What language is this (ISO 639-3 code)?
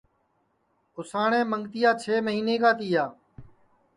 ssi